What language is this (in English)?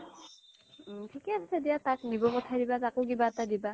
Assamese